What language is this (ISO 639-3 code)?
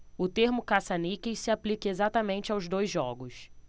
por